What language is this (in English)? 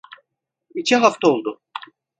Turkish